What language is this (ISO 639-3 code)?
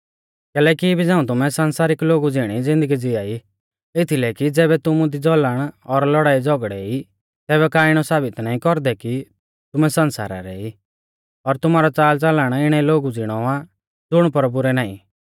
bfz